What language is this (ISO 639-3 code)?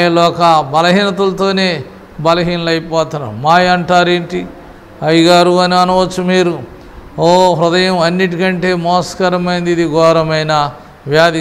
tur